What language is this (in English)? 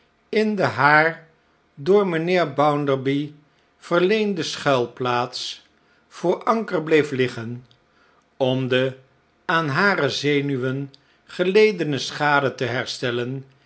Dutch